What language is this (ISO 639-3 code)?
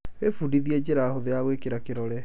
kik